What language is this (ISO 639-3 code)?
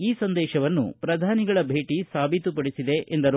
kan